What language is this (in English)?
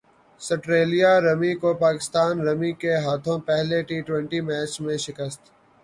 Urdu